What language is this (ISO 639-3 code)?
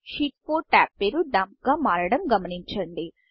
tel